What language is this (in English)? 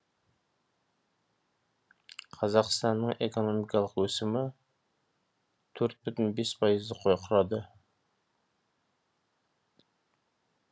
Kazakh